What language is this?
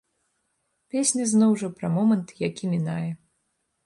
Belarusian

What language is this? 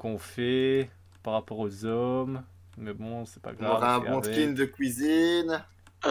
French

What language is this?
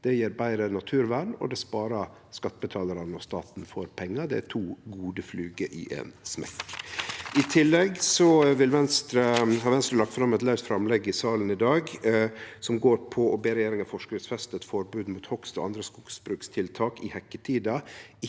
Norwegian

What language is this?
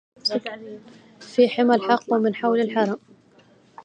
Arabic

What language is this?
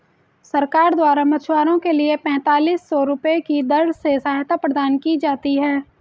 Hindi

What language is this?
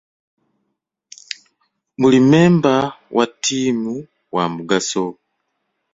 Ganda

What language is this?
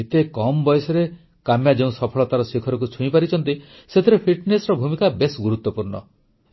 Odia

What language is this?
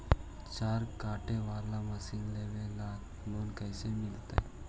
Magahi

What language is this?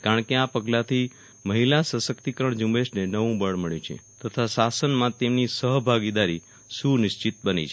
Gujarati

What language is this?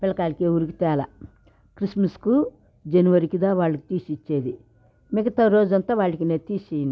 Telugu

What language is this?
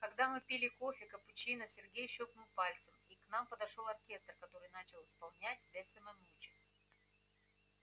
Russian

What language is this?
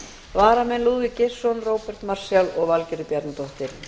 Icelandic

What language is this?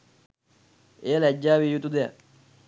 Sinhala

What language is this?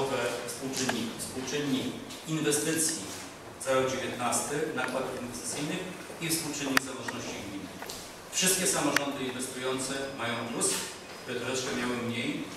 Polish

